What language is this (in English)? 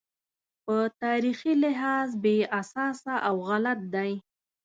Pashto